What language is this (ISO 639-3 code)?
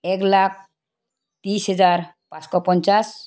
asm